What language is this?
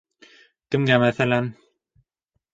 Bashkir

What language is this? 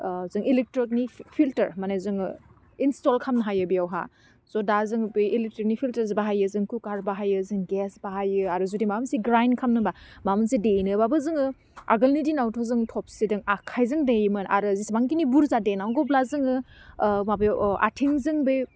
Bodo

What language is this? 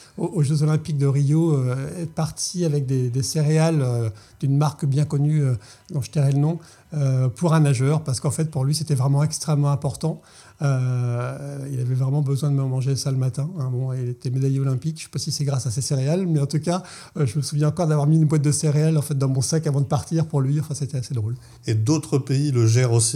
French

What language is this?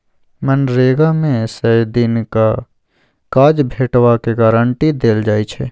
Maithili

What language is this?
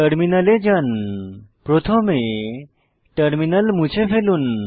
Bangla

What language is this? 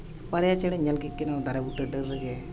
Santali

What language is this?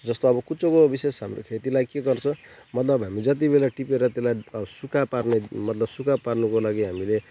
Nepali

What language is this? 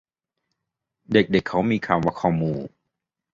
Thai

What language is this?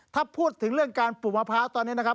Thai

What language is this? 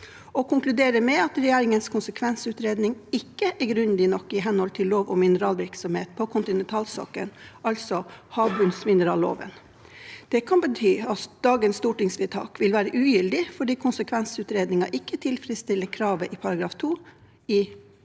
Norwegian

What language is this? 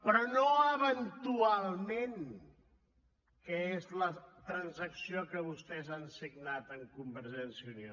Catalan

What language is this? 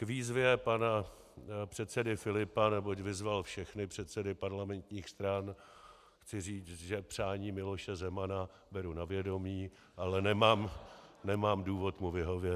Czech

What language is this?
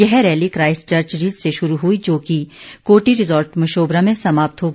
Hindi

